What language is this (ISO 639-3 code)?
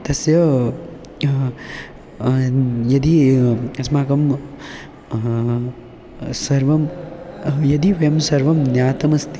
san